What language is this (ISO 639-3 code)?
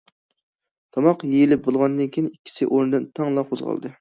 uig